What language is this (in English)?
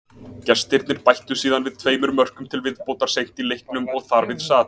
Icelandic